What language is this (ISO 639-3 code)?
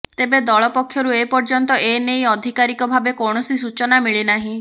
ori